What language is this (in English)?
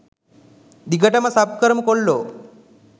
Sinhala